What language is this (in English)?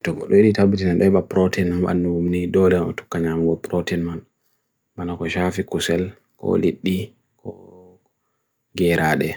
Bagirmi Fulfulde